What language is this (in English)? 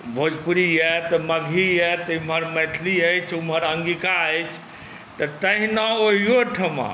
Maithili